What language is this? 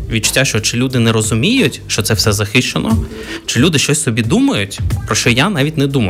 Ukrainian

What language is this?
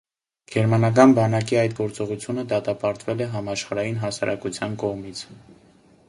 Armenian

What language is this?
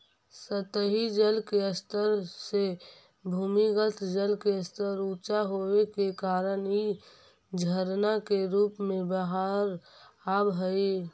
Magahi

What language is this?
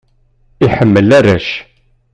Kabyle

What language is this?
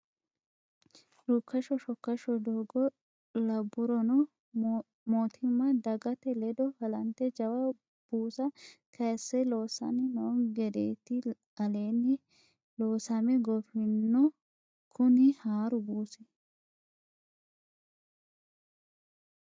Sidamo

